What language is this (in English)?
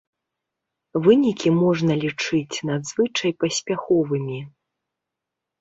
Belarusian